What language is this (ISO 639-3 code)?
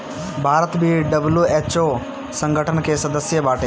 bho